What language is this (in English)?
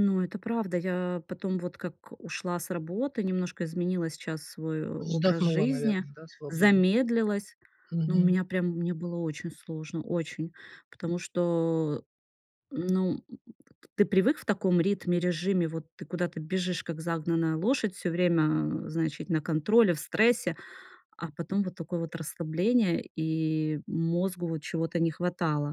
Russian